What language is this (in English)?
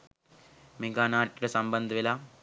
Sinhala